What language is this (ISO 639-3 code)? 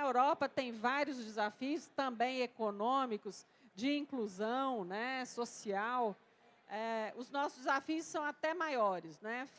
por